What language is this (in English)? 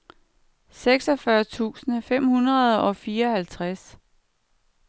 Danish